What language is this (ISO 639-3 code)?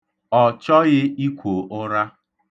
ibo